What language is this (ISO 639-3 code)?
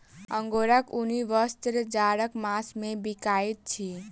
mai